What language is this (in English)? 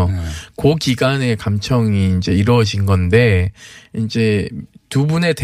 Korean